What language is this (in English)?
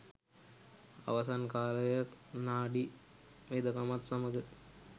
Sinhala